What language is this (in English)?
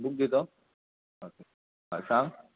Konkani